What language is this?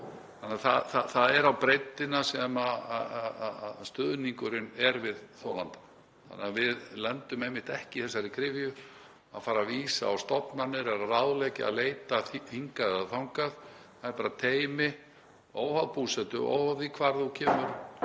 Icelandic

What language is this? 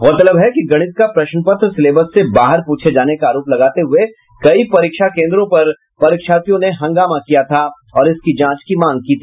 Hindi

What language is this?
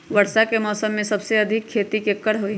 Magahi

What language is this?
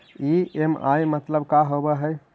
Magahi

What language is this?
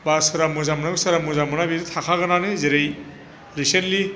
Bodo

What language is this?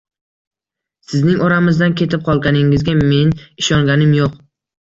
Uzbek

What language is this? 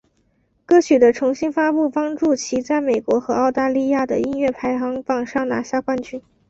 Chinese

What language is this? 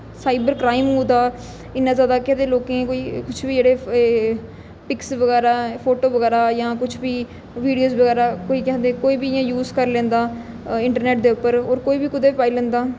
Dogri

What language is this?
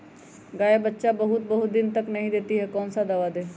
Magahi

